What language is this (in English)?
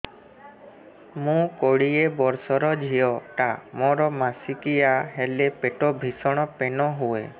Odia